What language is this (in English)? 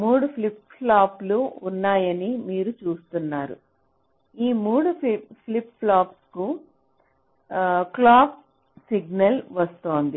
Telugu